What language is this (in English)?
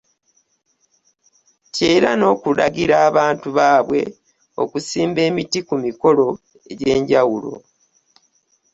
Ganda